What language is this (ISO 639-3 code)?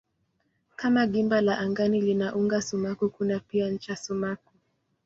swa